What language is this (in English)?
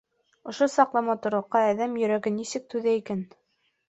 Bashkir